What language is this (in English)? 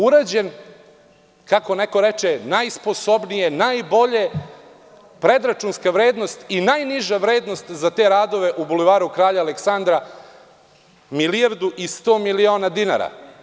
Serbian